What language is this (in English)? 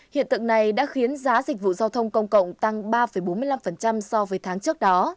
Vietnamese